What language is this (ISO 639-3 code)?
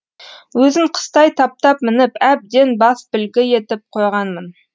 kaz